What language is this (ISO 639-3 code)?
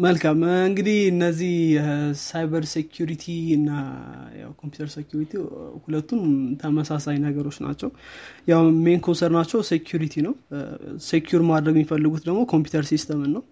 amh